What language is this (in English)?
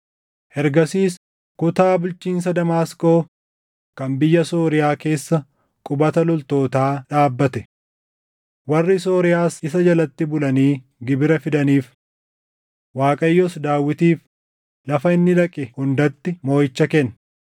Oromo